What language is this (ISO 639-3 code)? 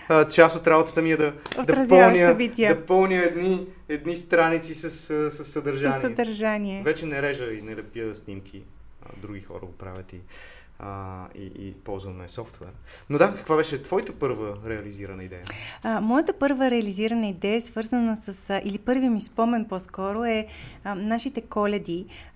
bul